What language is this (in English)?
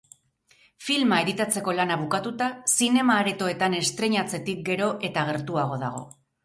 Basque